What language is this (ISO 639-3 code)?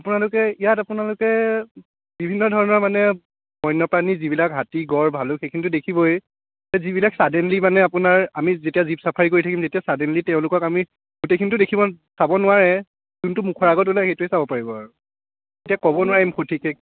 asm